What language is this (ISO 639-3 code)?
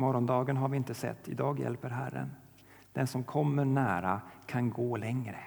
swe